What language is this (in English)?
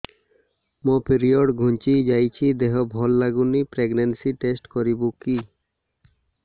Odia